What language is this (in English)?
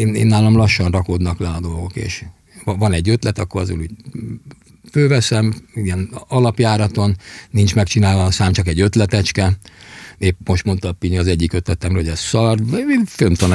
Hungarian